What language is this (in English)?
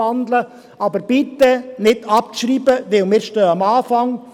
Swiss German